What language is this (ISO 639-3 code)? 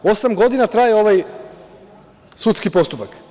srp